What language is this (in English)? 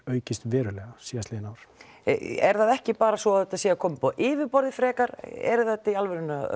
Icelandic